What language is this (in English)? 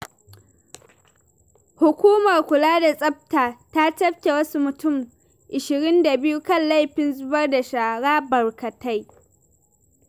Hausa